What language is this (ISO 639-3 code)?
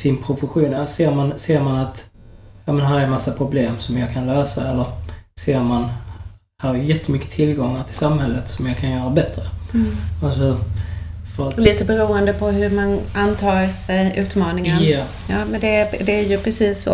swe